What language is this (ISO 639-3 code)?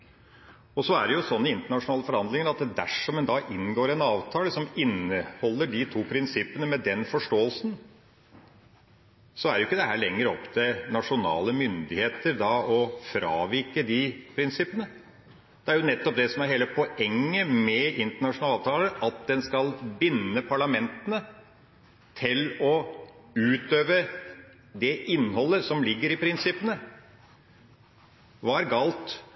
nob